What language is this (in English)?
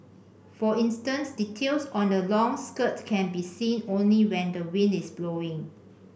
English